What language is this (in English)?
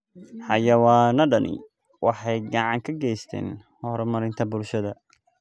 Somali